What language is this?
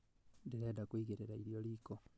Kikuyu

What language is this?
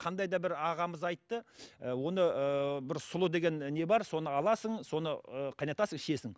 Kazakh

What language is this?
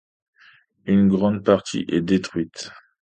French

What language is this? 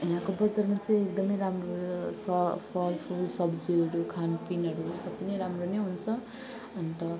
Nepali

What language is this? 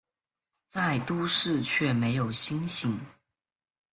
Chinese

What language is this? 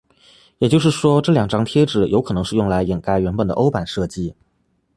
Chinese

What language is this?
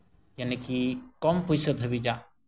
Santali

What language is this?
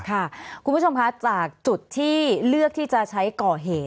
Thai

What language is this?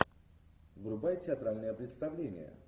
Russian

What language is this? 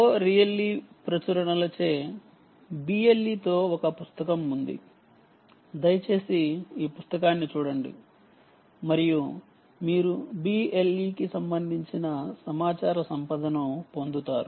Telugu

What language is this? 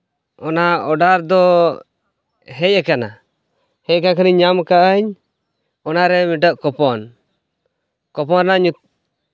Santali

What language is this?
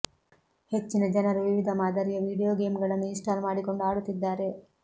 Kannada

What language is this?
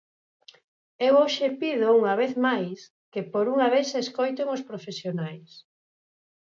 Galician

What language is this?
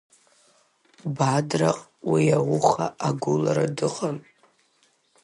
Abkhazian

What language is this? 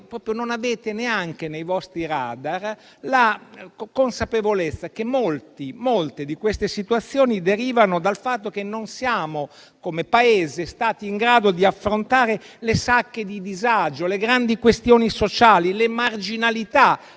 Italian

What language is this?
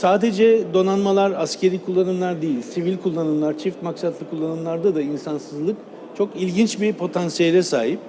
Turkish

